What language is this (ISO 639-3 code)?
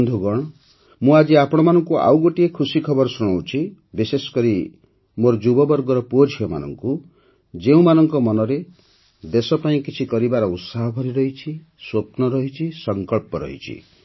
ori